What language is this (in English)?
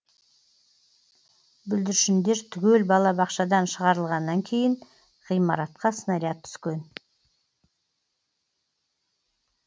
Kazakh